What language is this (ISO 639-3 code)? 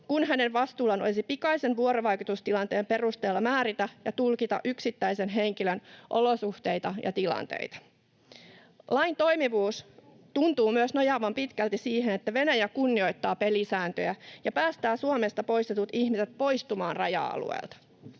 fin